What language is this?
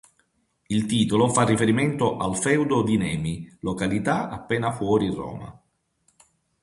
Italian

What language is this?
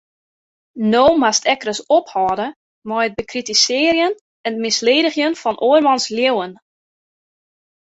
Western Frisian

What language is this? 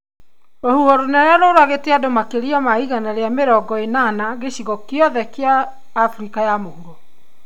Kikuyu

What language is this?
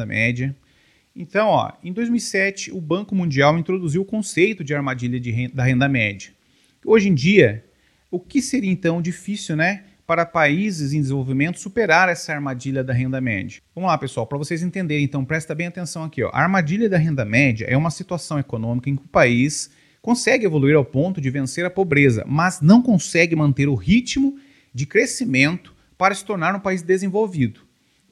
Portuguese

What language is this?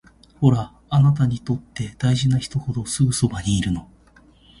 Japanese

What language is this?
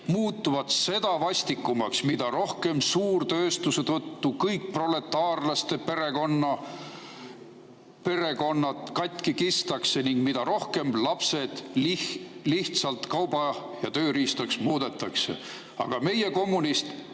Estonian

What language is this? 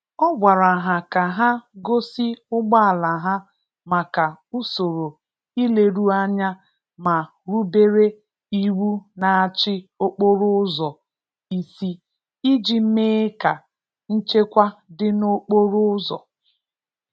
Igbo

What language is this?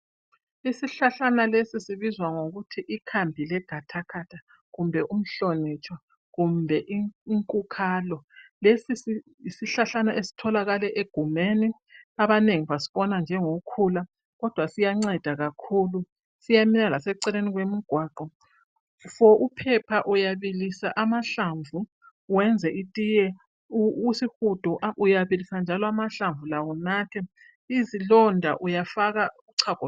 North Ndebele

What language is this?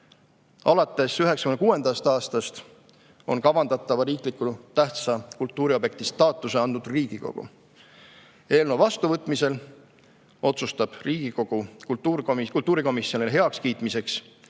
Estonian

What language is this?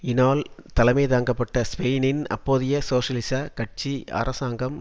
Tamil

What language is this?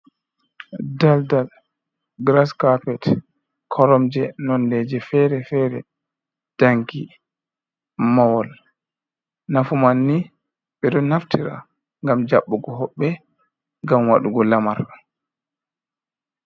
Fula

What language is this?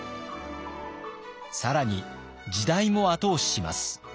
Japanese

